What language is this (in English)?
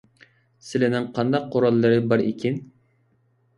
Uyghur